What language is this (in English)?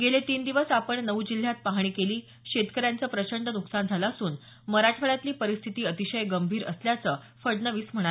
Marathi